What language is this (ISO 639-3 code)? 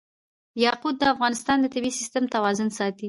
pus